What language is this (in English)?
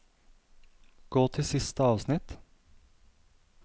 Norwegian